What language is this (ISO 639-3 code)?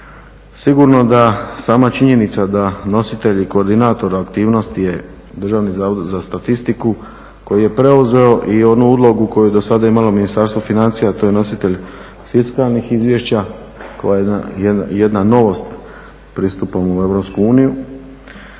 hrv